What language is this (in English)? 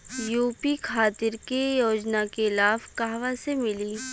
Bhojpuri